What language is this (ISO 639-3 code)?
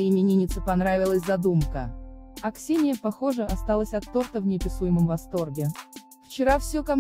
rus